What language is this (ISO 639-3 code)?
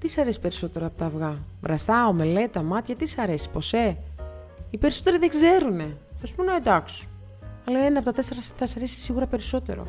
ell